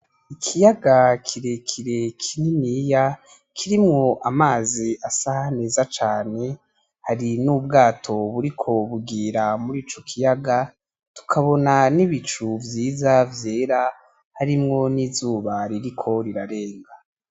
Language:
Rundi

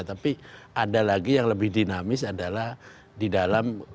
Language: Indonesian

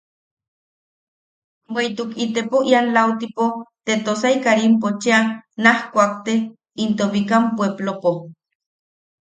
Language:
Yaqui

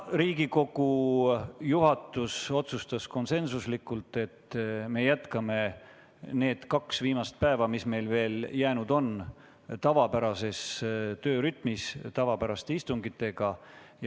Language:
Estonian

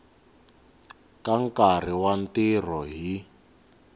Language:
Tsonga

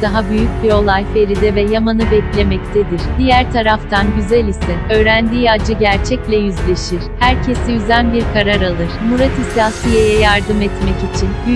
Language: Turkish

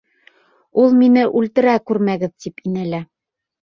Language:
Bashkir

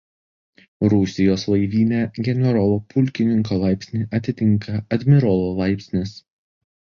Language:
Lithuanian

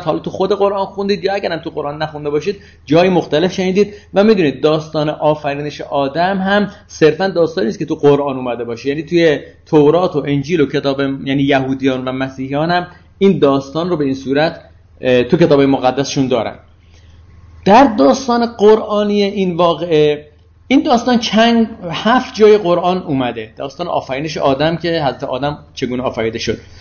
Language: Persian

